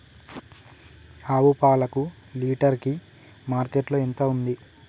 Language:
Telugu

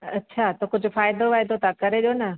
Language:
Sindhi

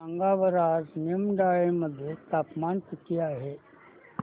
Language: Marathi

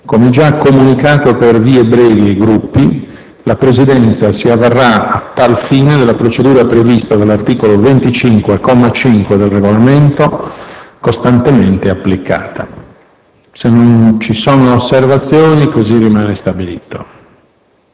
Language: Italian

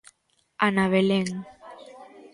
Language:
Galician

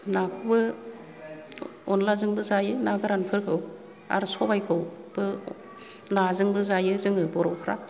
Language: Bodo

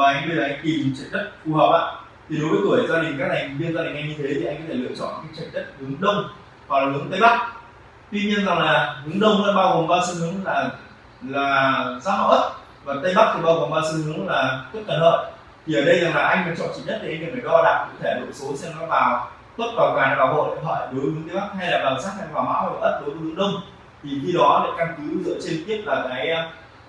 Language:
Vietnamese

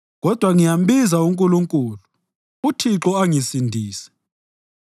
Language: North Ndebele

